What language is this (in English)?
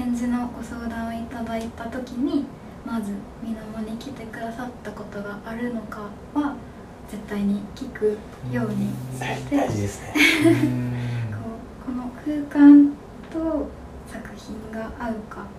Japanese